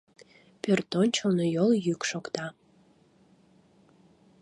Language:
Mari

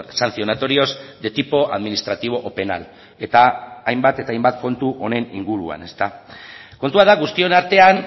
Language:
Basque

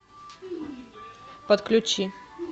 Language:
Russian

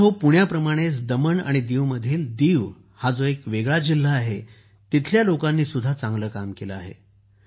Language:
Marathi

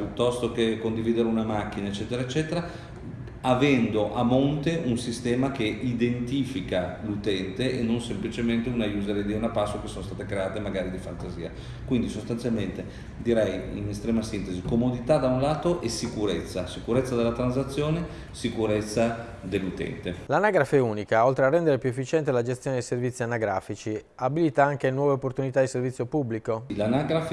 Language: Italian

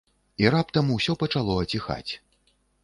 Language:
Belarusian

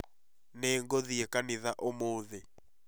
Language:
Kikuyu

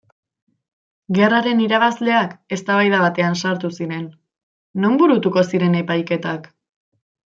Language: Basque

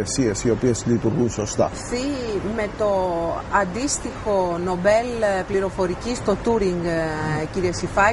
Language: Greek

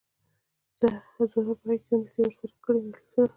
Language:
Pashto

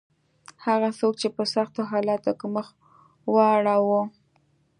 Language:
Pashto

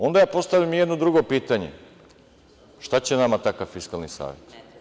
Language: Serbian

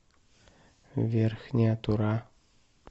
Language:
Russian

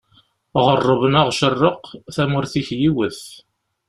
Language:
Kabyle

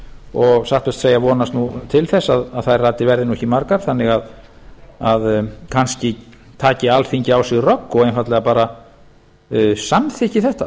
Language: Icelandic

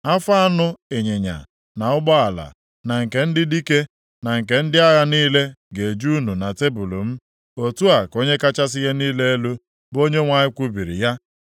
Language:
Igbo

